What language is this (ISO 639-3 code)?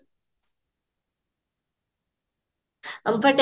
ori